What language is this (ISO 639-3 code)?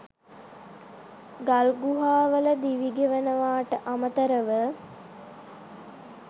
sin